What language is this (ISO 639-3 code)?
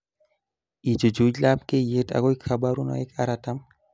kln